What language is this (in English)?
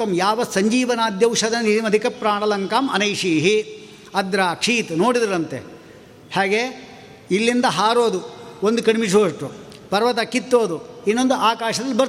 Kannada